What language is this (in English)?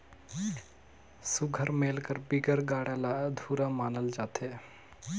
Chhattisgarhi